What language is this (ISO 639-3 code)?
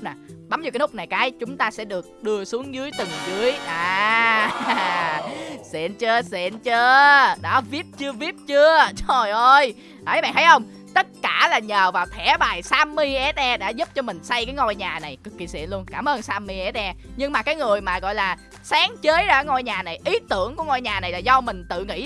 vie